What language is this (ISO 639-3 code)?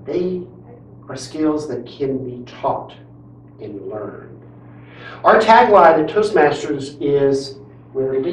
eng